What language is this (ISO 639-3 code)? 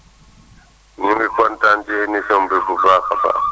wol